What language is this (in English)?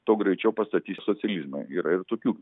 Lithuanian